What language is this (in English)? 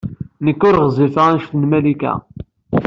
Kabyle